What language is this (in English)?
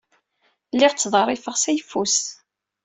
Kabyle